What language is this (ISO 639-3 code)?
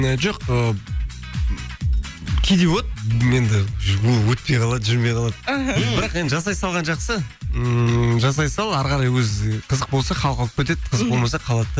kaz